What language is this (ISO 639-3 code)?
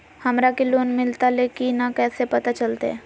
mag